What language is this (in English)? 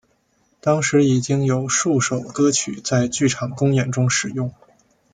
Chinese